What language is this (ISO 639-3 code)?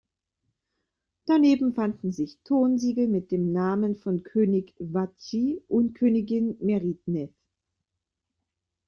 deu